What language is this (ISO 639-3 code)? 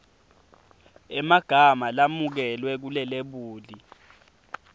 ssw